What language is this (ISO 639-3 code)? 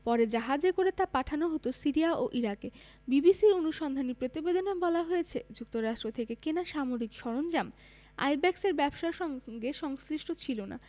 ben